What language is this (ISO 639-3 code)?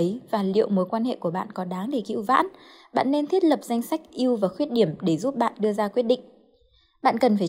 vie